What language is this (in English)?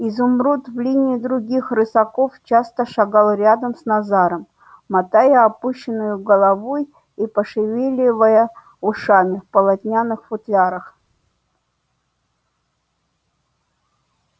Russian